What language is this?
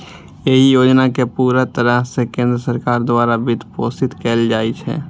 Maithili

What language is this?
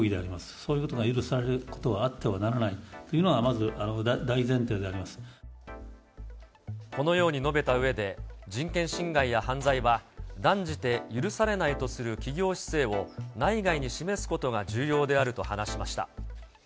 Japanese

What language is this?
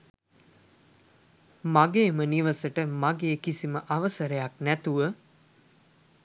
Sinhala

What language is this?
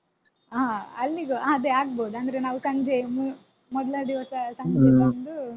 Kannada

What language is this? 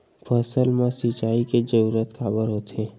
Chhattisgarhi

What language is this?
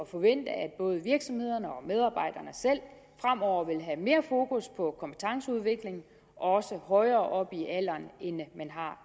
Danish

